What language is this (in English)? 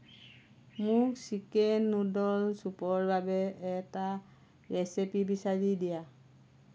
Assamese